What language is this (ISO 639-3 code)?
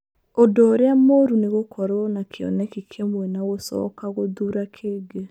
kik